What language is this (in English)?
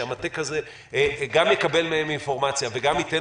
Hebrew